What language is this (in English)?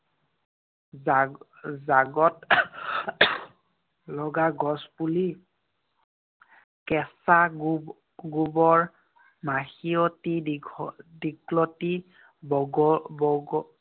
Assamese